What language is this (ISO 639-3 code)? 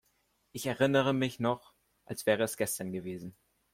deu